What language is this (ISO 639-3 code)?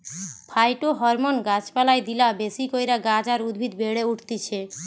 ben